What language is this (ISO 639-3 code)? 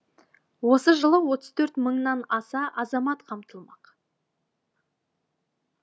kaz